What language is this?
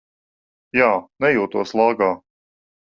Latvian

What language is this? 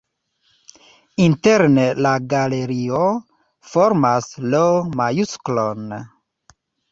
Esperanto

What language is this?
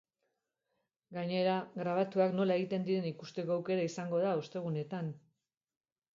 Basque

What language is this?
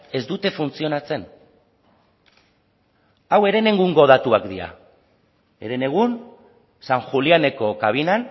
Basque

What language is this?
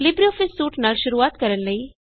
Punjabi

